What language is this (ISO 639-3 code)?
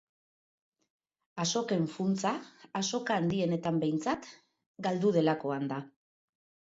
eus